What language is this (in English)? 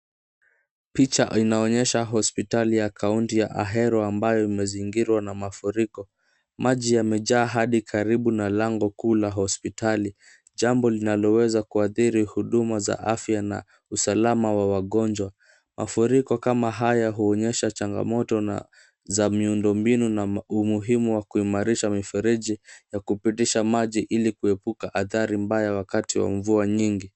Swahili